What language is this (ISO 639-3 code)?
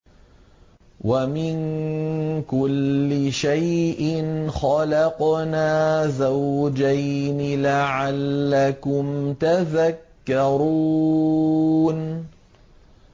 ara